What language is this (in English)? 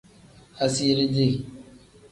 Tem